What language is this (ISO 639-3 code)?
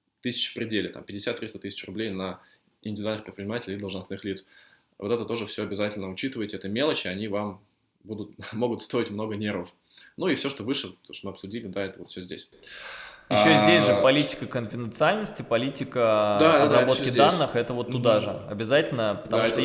rus